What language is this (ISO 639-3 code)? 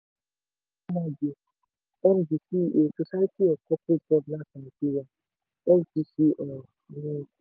yor